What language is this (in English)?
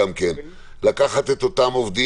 Hebrew